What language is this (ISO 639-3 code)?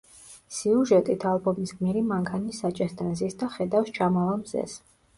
kat